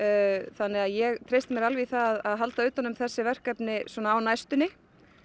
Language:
Icelandic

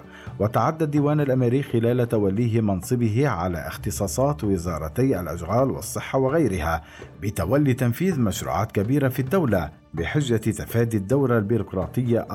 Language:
Arabic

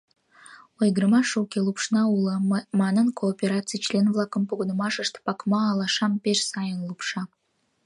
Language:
Mari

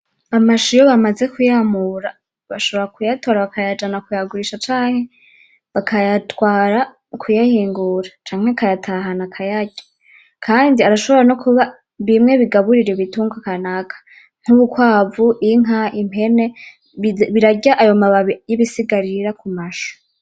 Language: Rundi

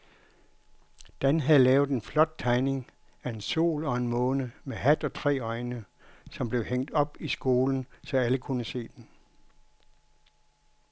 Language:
Danish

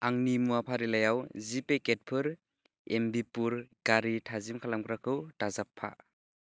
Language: Bodo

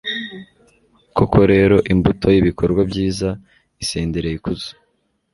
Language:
Kinyarwanda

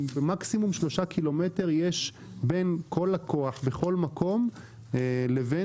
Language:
Hebrew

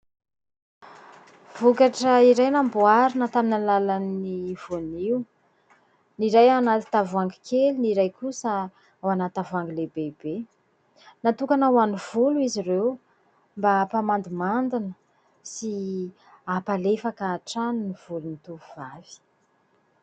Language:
Malagasy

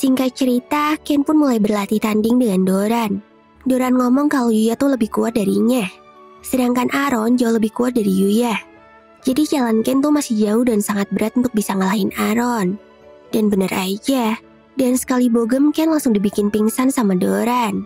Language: Indonesian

